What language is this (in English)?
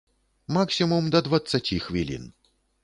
Belarusian